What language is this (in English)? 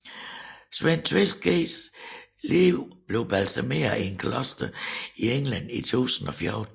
Danish